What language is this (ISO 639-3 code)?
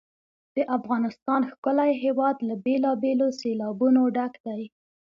pus